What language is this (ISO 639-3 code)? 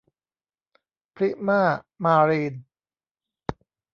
tha